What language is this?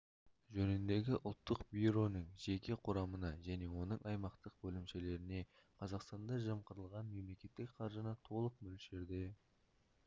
Kazakh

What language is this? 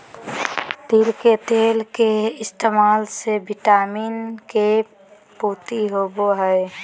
Magahi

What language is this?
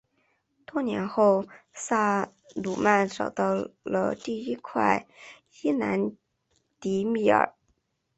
Chinese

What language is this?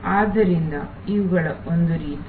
Kannada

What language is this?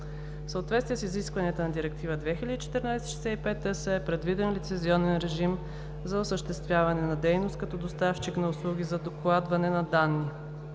Bulgarian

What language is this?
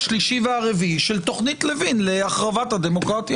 Hebrew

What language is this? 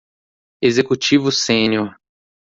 Portuguese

